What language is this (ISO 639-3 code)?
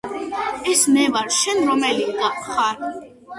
kat